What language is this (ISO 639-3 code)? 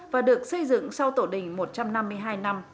vie